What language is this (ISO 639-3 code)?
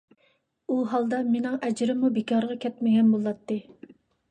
uig